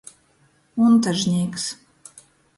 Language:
Latgalian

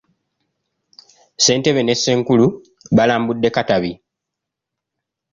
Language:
Ganda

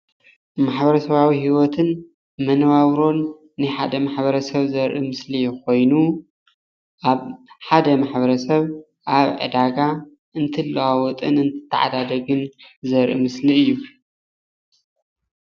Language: Tigrinya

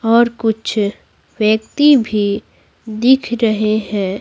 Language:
Hindi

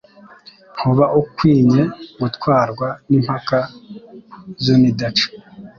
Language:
Kinyarwanda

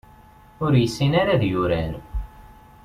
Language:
Kabyle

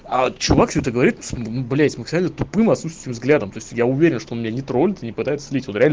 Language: Russian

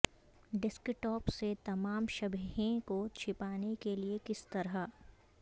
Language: Urdu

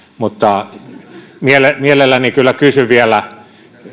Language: Finnish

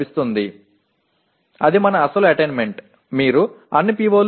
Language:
Tamil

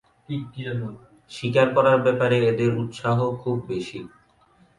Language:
Bangla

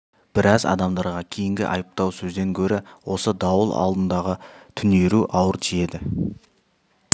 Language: Kazakh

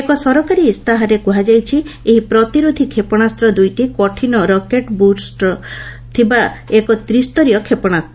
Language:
Odia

